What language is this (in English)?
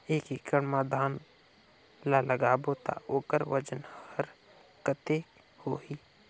Chhattisgarhi